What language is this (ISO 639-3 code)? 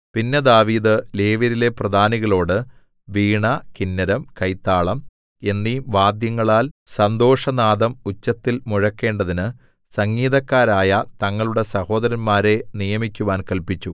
mal